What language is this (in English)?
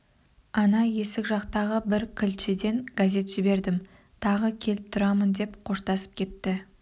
Kazakh